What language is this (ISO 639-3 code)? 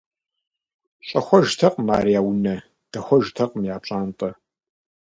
kbd